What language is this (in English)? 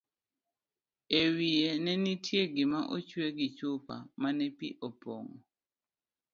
Luo (Kenya and Tanzania)